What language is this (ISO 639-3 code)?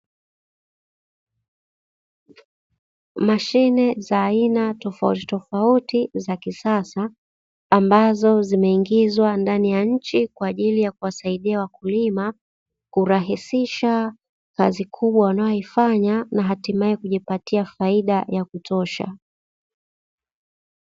swa